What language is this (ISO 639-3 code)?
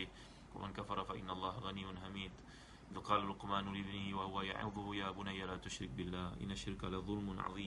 msa